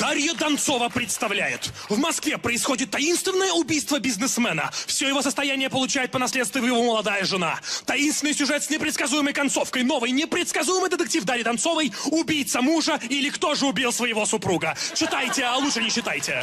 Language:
Russian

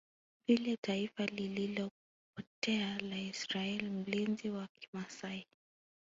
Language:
Swahili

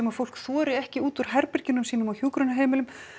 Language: Icelandic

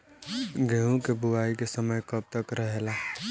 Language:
Bhojpuri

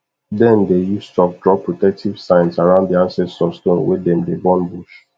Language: Nigerian Pidgin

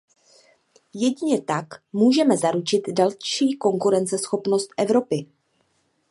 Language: Czech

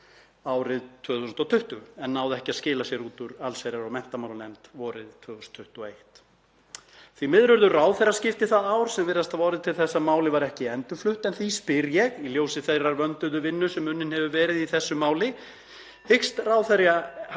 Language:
Icelandic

